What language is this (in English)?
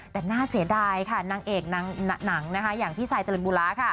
Thai